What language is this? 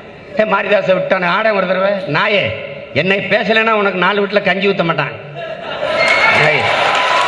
Tamil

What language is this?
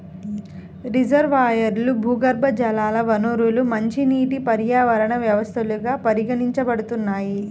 Telugu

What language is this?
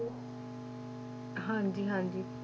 Punjabi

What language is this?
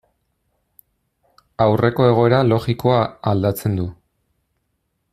Basque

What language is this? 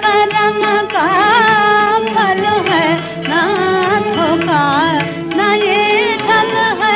Hindi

